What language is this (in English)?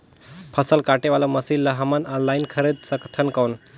Chhattisgarhi